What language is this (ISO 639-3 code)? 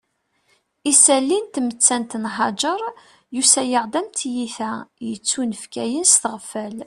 kab